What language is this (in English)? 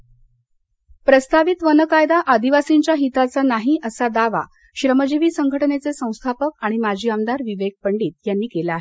Marathi